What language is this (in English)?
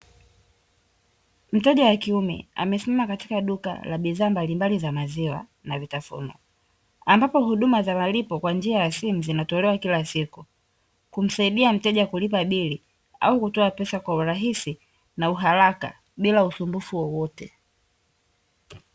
Swahili